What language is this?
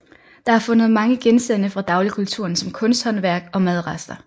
Danish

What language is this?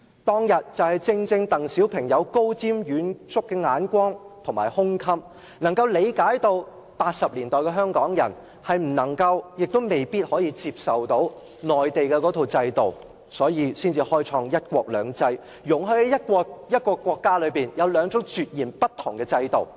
Cantonese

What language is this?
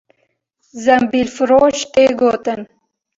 Kurdish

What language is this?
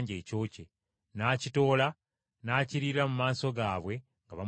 Ganda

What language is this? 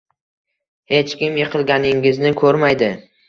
Uzbek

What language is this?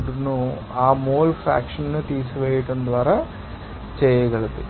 Telugu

